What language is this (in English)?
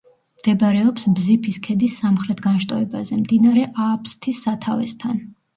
Georgian